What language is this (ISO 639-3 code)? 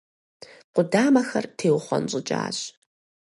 kbd